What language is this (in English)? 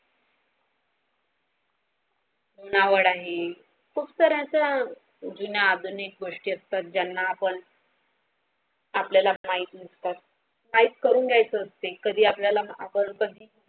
Marathi